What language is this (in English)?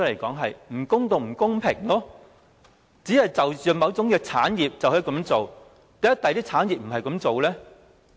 Cantonese